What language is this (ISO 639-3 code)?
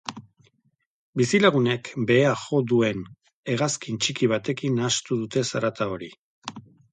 eus